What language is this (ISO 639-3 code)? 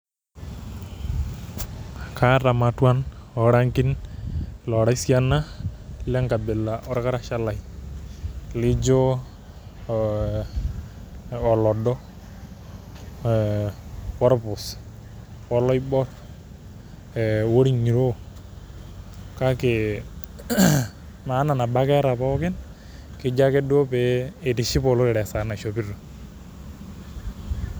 mas